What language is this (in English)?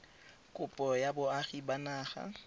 Tswana